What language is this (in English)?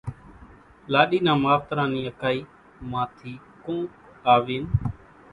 Kachi Koli